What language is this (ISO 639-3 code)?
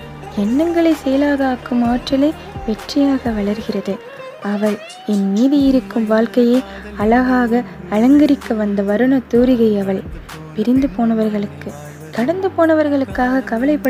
tam